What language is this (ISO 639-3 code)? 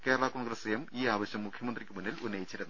mal